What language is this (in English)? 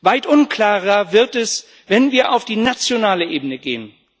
German